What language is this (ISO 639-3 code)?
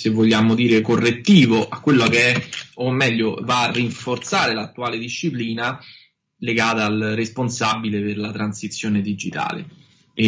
ita